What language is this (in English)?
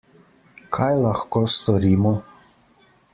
Slovenian